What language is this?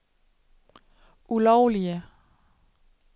Danish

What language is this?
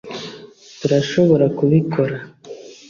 Kinyarwanda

